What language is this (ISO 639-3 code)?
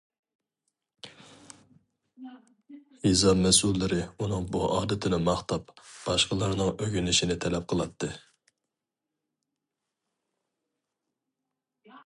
uig